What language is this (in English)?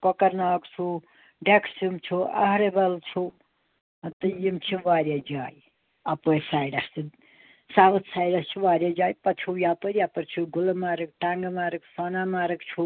Kashmiri